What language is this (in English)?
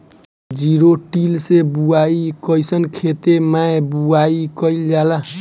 Bhojpuri